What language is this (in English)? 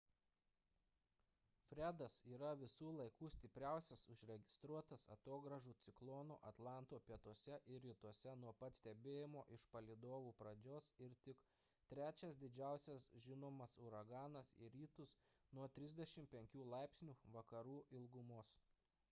Lithuanian